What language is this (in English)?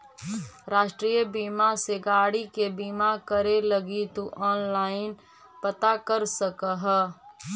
Magahi